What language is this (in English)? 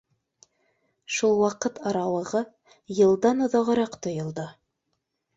Bashkir